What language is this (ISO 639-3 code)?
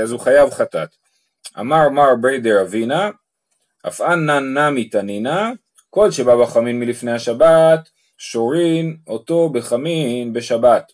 heb